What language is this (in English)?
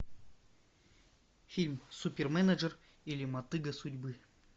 Russian